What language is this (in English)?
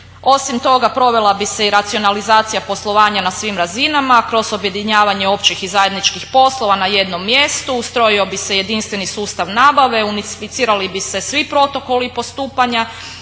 Croatian